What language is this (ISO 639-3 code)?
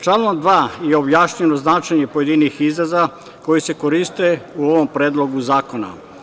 srp